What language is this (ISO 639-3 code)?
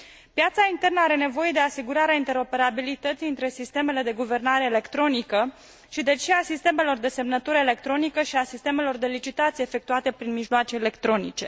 ron